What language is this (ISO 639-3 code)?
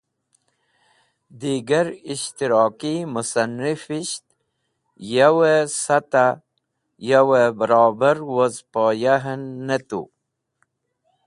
wbl